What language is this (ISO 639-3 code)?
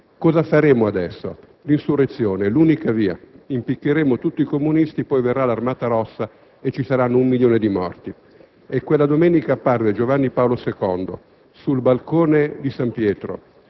ita